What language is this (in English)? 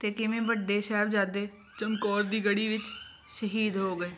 Punjabi